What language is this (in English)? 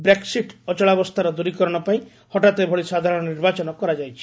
Odia